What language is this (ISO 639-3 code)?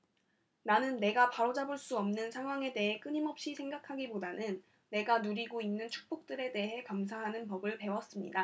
kor